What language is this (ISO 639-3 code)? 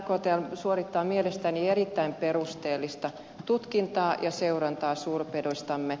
fin